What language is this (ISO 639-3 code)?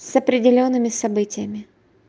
rus